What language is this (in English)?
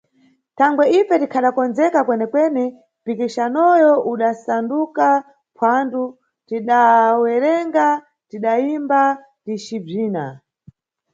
Nyungwe